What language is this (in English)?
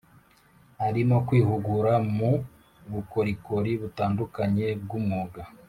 Kinyarwanda